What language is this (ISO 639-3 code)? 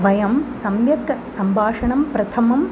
san